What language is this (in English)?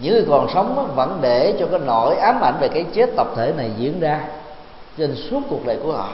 Vietnamese